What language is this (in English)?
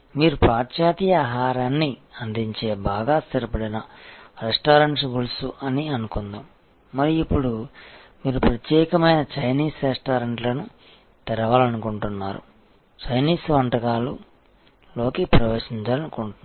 Telugu